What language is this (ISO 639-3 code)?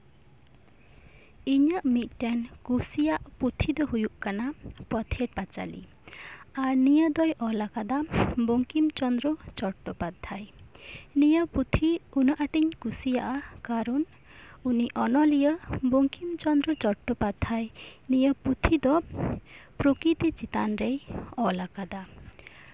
sat